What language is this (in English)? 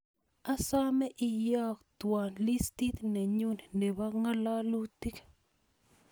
Kalenjin